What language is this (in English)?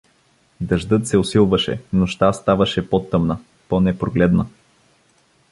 Bulgarian